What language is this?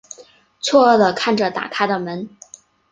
Chinese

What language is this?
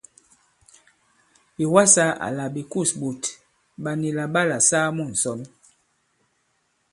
Bankon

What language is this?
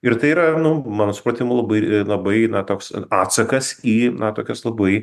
Lithuanian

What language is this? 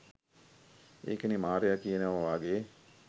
Sinhala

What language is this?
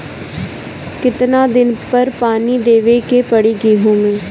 Bhojpuri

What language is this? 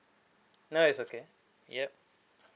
English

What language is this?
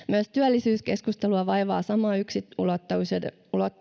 Finnish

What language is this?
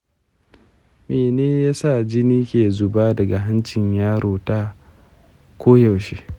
Hausa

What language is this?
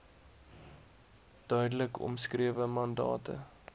Afrikaans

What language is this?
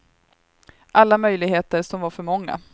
Swedish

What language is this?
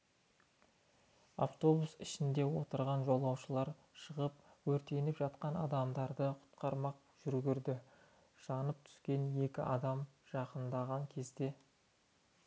Kazakh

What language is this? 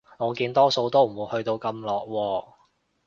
Cantonese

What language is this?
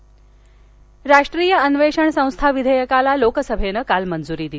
Marathi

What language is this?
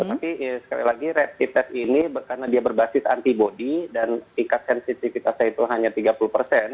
Indonesian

